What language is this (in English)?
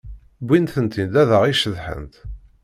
Kabyle